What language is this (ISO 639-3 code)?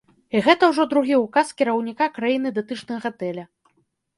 bel